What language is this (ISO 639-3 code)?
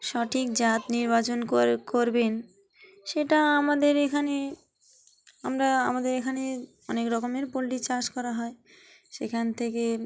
ben